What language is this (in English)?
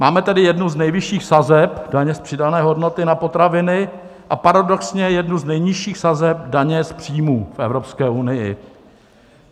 Czech